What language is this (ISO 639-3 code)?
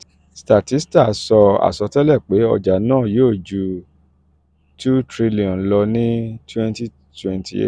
yor